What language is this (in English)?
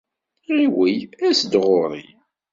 Kabyle